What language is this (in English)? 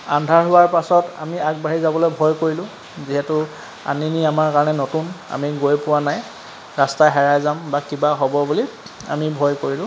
Assamese